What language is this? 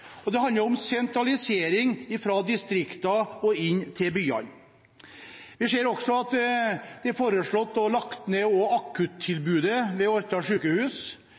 Norwegian Bokmål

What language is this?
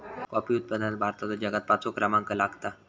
Marathi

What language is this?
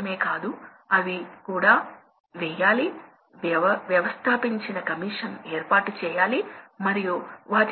Telugu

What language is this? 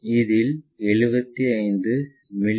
Tamil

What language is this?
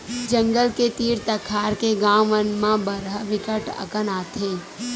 Chhattisgarhi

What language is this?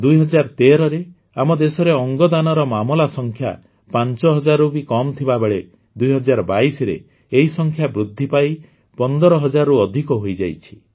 Odia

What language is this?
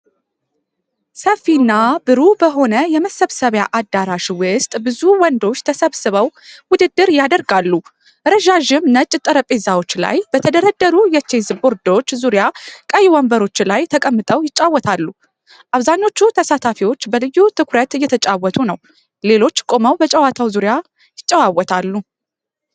Amharic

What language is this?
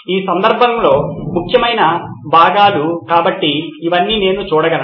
Telugu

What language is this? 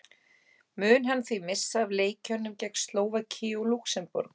Icelandic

